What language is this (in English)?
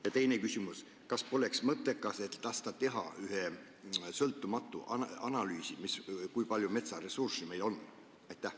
Estonian